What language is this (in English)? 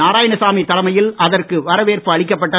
Tamil